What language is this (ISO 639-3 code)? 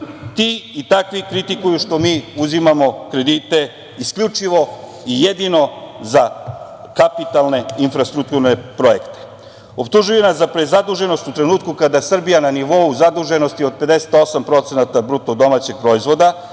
srp